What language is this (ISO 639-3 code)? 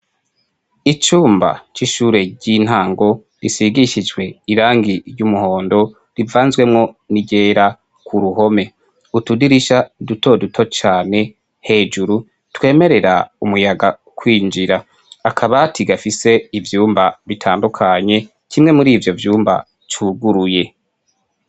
run